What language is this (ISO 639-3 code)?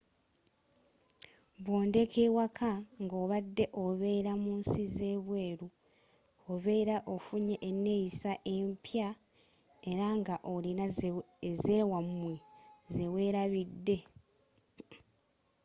lug